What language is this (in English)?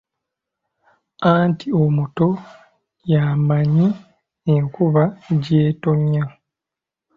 Ganda